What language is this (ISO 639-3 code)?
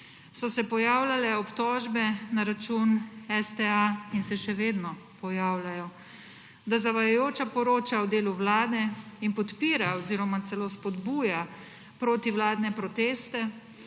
slv